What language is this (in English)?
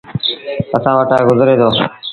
Sindhi Bhil